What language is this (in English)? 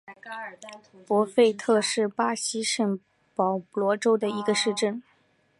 Chinese